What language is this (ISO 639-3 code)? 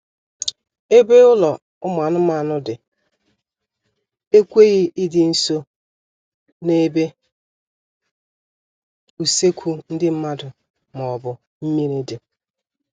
ibo